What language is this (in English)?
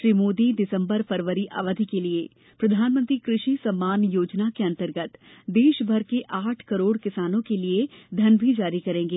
Hindi